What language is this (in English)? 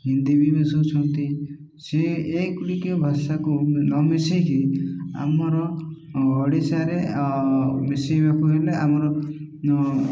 Odia